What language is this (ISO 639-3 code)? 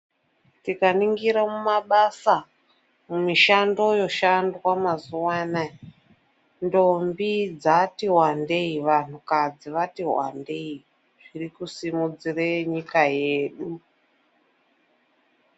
ndc